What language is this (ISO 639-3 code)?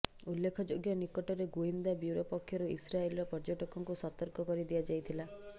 ori